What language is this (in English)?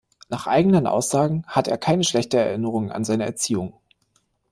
German